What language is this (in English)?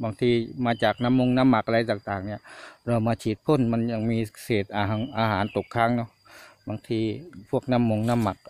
Thai